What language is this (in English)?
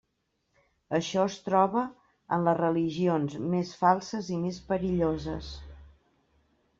Catalan